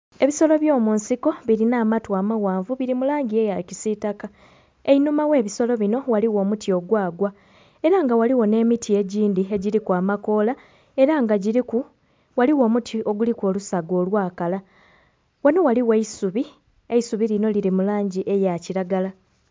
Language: Soga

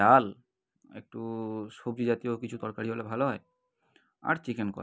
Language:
Bangla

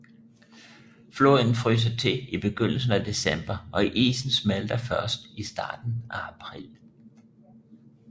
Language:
Danish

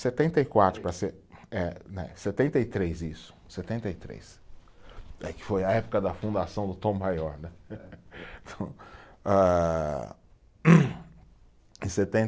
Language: Portuguese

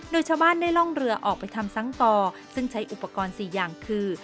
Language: Thai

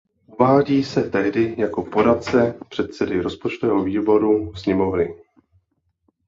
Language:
Czech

